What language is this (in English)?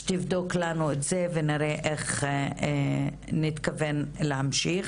Hebrew